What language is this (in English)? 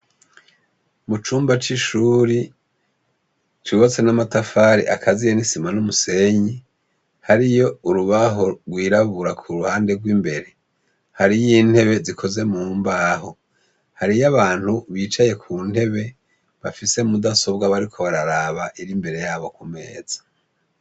Rundi